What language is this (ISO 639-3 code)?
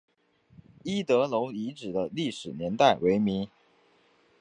zho